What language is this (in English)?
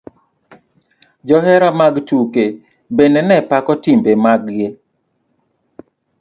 Luo (Kenya and Tanzania)